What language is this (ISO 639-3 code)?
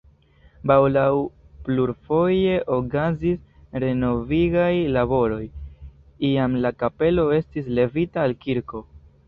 epo